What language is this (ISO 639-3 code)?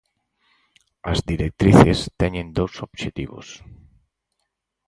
glg